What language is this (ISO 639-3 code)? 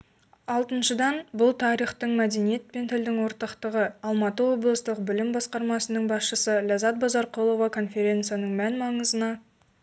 kaz